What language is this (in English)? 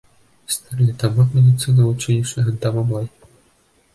Bashkir